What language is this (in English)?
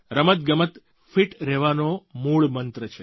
Gujarati